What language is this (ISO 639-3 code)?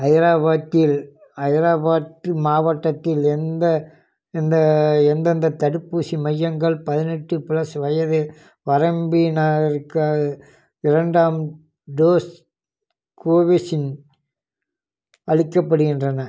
tam